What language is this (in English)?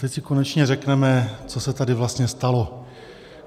Czech